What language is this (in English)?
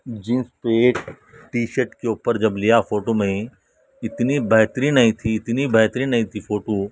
Urdu